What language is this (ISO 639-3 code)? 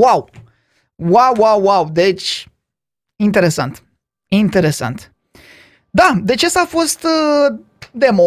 ron